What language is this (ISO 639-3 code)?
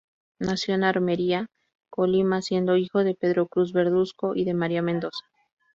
spa